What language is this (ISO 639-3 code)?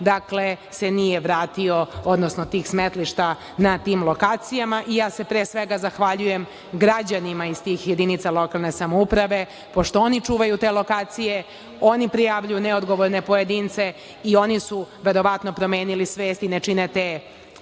srp